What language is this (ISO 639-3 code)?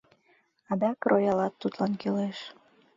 chm